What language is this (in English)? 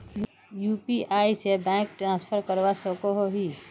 Magahi